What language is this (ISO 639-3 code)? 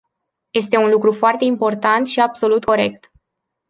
ron